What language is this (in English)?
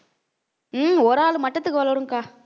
Tamil